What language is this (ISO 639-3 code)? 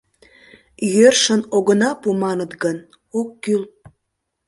chm